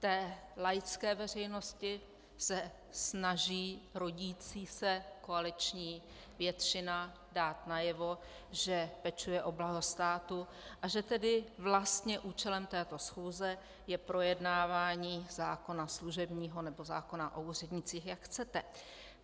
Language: Czech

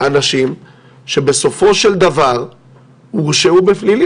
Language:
Hebrew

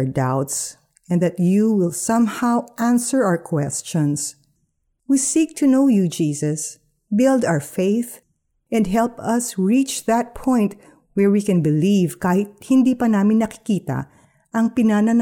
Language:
Filipino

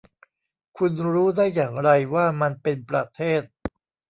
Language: Thai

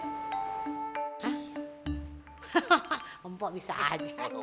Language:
Indonesian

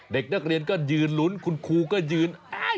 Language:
Thai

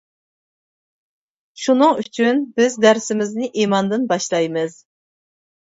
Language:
Uyghur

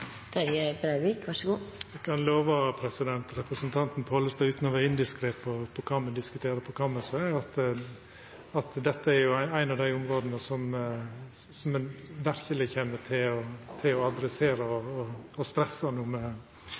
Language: Norwegian Nynorsk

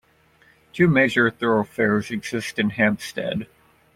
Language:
English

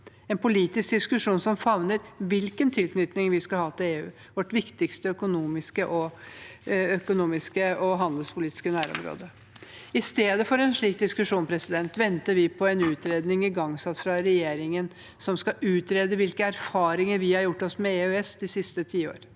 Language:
Norwegian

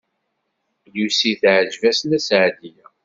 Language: Kabyle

